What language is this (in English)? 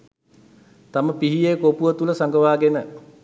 Sinhala